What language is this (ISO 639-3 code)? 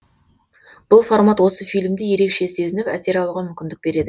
kaz